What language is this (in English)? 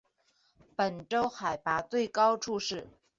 Chinese